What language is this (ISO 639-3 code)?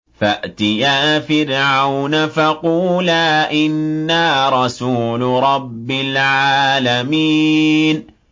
ara